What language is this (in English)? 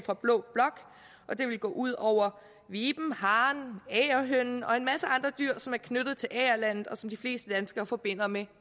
Danish